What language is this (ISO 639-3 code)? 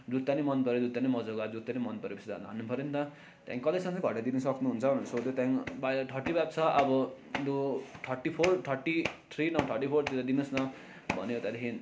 nep